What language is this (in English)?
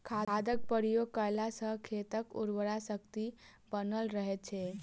Maithili